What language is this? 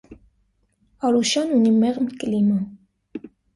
Armenian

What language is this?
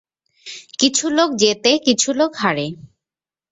Bangla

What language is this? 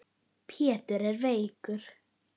Icelandic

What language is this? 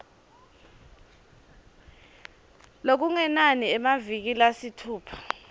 Swati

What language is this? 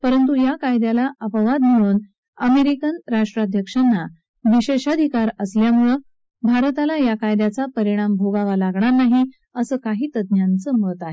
Marathi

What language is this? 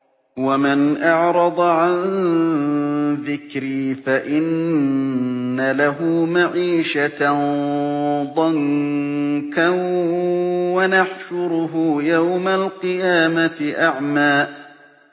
Arabic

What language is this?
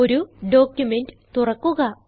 Malayalam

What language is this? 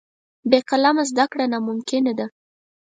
Pashto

